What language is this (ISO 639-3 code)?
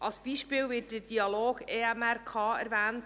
gsw